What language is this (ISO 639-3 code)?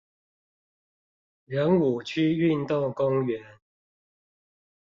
zho